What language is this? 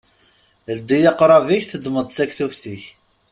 Kabyle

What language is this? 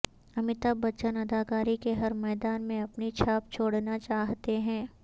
Urdu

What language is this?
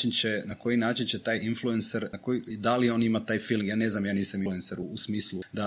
Croatian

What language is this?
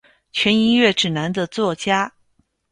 Chinese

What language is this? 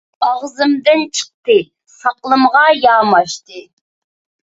Uyghur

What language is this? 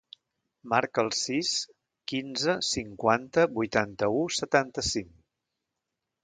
Catalan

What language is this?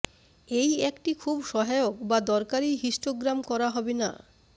Bangla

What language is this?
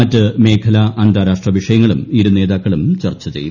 Malayalam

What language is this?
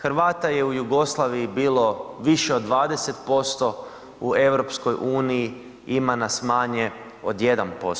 Croatian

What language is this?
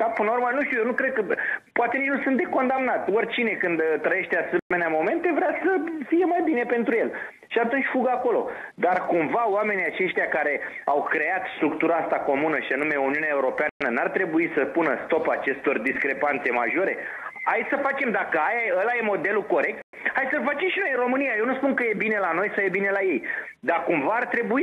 Romanian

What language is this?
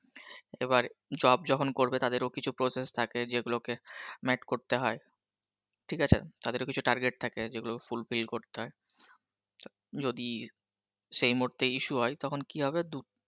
Bangla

